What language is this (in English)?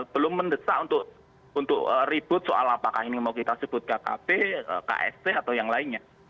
Indonesian